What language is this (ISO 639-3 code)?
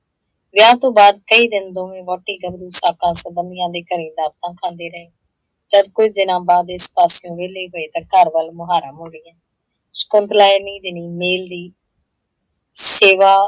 pan